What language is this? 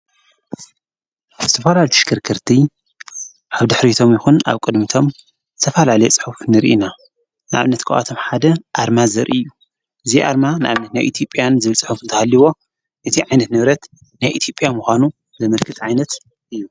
Tigrinya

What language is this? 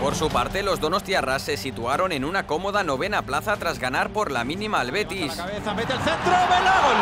Spanish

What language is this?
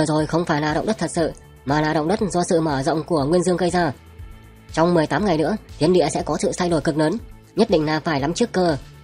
Vietnamese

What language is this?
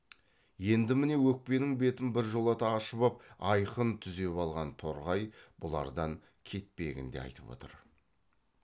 Kazakh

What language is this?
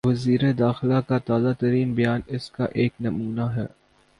Urdu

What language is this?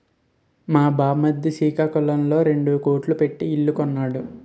Telugu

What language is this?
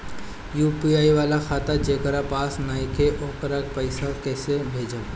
Bhojpuri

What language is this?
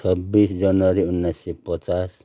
Nepali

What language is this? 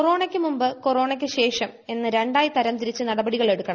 Malayalam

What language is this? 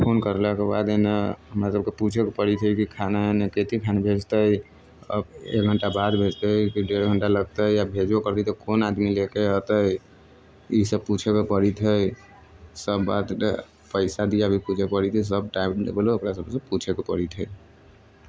Maithili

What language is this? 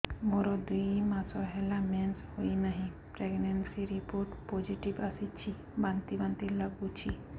Odia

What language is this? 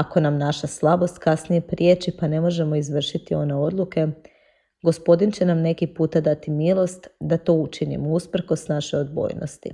Croatian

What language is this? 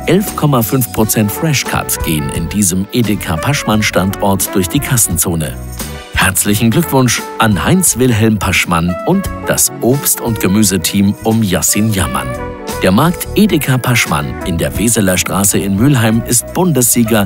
German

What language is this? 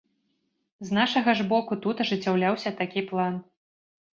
Belarusian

